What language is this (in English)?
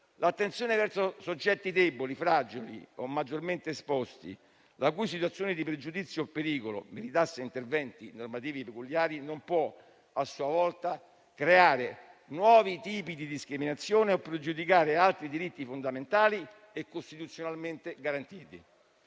Italian